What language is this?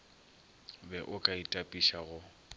Northern Sotho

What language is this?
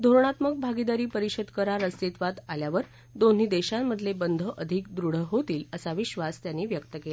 Marathi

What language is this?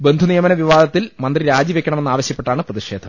Malayalam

